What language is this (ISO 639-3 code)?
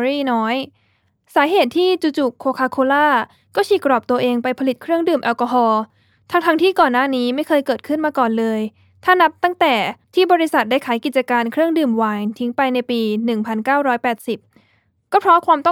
tha